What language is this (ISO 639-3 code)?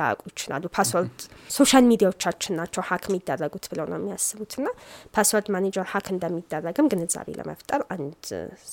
amh